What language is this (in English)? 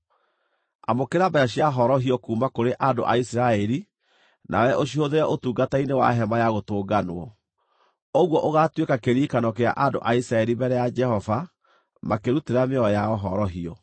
Kikuyu